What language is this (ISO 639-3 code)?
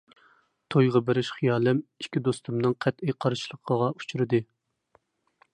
uig